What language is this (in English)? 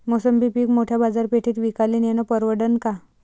Marathi